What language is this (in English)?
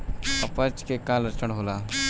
Bhojpuri